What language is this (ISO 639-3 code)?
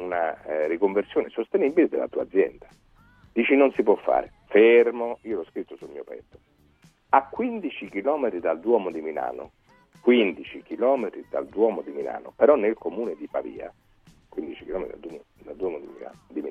ita